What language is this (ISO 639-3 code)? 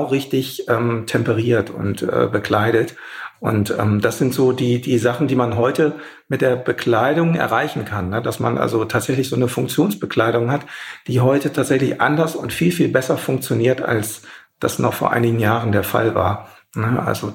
deu